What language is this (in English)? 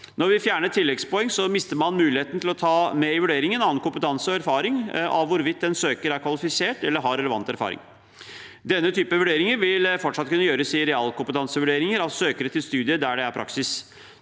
Norwegian